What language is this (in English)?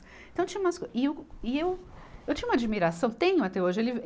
Portuguese